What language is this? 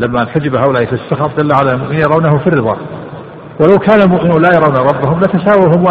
Arabic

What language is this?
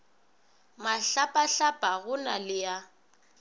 Northern Sotho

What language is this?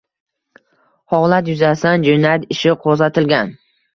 Uzbek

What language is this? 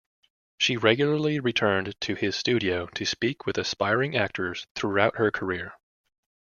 English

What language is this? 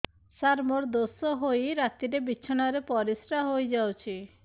Odia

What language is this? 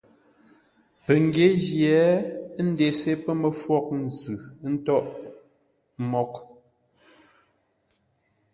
Ngombale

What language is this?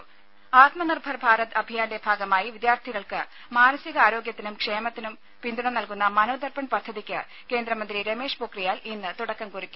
Malayalam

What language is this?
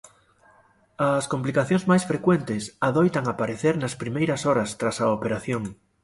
Galician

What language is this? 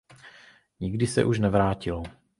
Czech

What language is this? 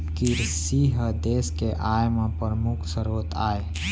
Chhattisgarhi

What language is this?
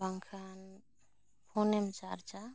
Santali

